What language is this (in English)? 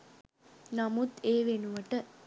Sinhala